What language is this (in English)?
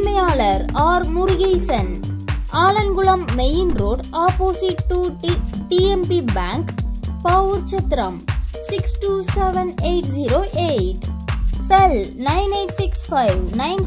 Romanian